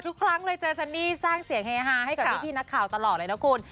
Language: Thai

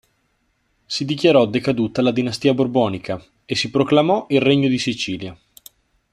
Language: Italian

